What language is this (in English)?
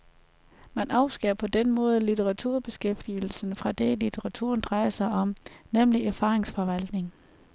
Danish